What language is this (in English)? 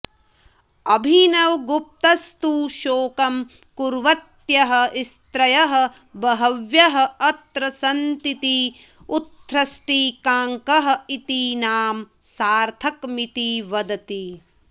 Sanskrit